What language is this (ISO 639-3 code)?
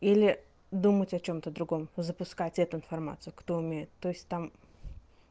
rus